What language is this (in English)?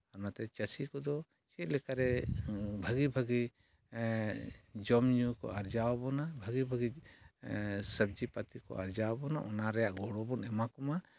Santali